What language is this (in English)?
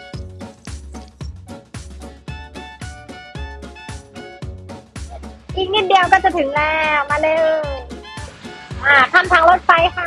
Thai